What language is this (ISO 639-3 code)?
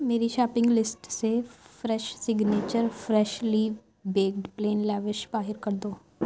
urd